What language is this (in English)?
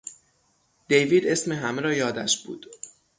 Persian